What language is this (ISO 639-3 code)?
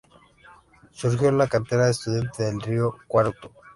spa